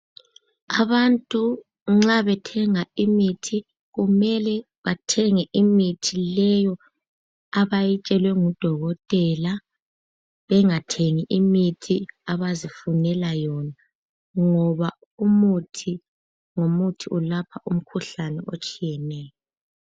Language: North Ndebele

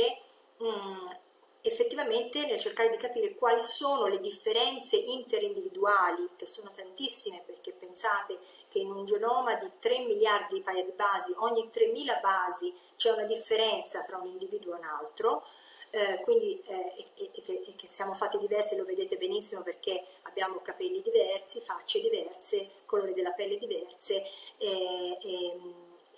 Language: Italian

